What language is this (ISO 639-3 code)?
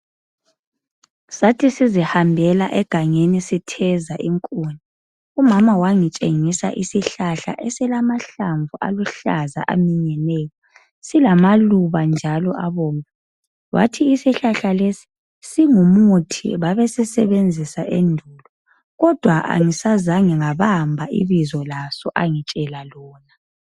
nde